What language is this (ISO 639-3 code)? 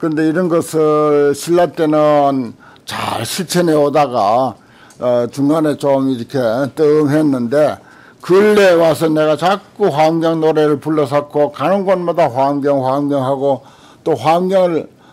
kor